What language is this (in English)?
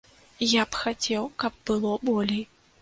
Belarusian